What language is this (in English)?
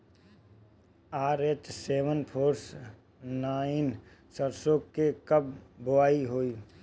Bhojpuri